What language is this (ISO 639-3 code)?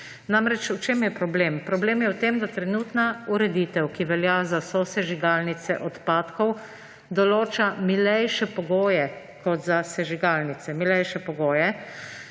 slv